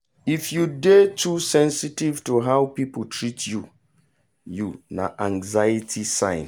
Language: Nigerian Pidgin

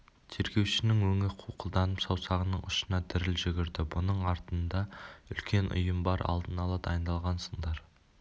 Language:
Kazakh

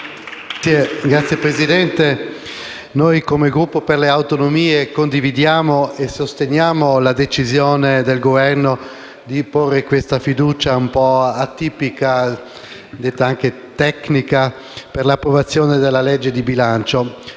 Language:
Italian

